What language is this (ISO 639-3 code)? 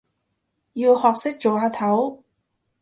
yue